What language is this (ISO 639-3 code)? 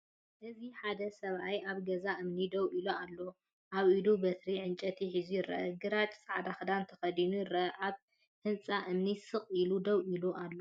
tir